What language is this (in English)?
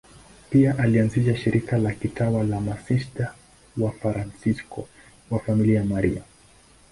Swahili